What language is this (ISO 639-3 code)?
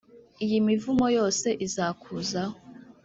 kin